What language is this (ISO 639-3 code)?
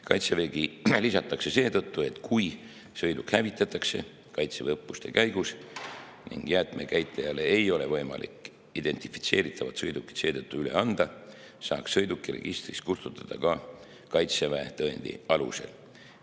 est